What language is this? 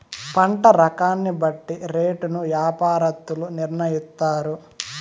Telugu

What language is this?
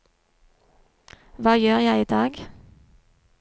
Norwegian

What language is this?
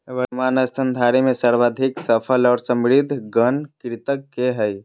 Magahi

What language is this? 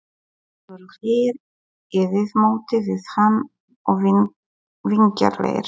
Icelandic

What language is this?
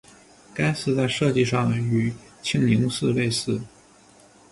Chinese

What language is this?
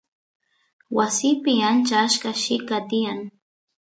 Santiago del Estero Quichua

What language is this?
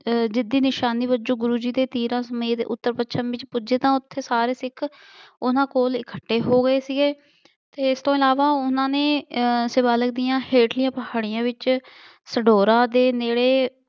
Punjabi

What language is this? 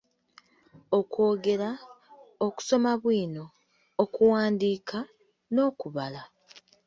Ganda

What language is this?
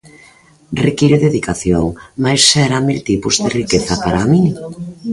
Galician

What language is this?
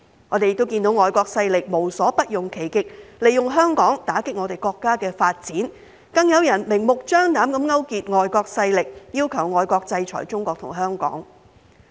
Cantonese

